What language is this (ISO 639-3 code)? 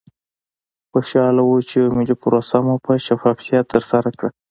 pus